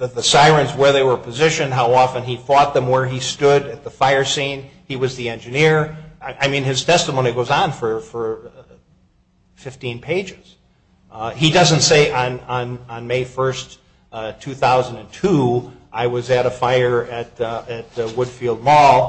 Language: English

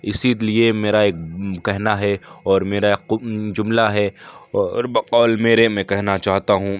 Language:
Urdu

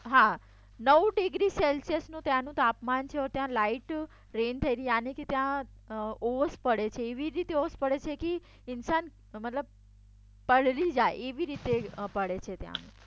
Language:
Gujarati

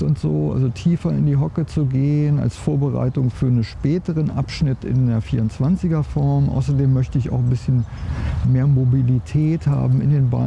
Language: German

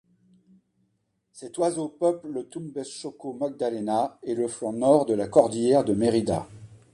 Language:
French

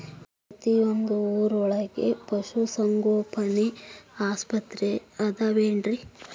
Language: Kannada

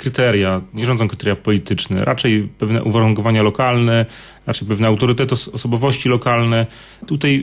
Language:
Polish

